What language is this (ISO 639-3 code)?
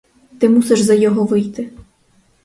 ukr